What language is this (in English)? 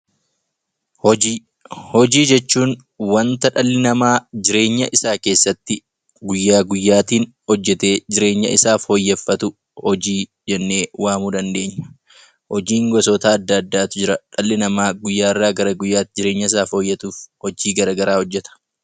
Oromo